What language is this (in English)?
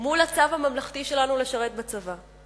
Hebrew